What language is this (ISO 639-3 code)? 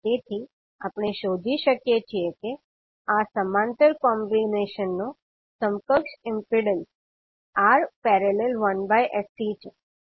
guj